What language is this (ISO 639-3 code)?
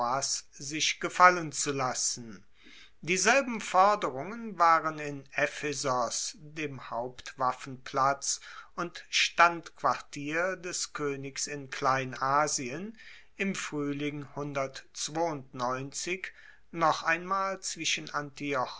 deu